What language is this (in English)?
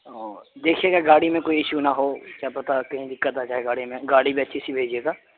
Urdu